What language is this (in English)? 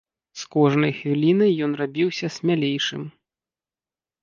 Belarusian